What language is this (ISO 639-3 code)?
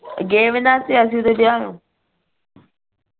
pan